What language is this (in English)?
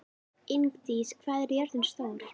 Icelandic